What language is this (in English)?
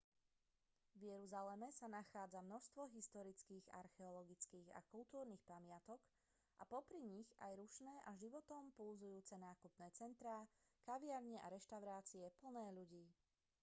Slovak